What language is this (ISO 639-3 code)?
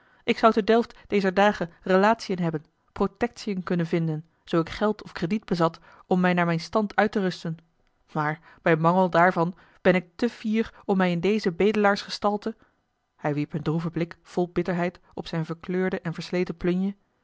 nld